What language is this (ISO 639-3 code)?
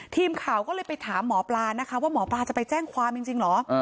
tha